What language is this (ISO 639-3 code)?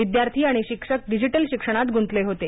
mar